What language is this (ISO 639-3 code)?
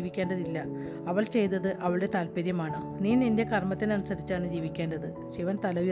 mal